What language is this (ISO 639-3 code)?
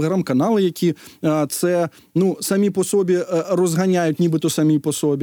ukr